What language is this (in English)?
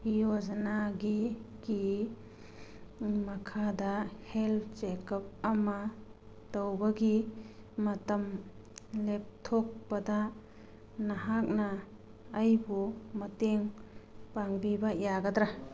Manipuri